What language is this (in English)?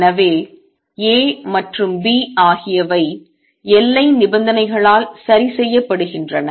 Tamil